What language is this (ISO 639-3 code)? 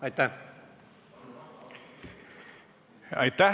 est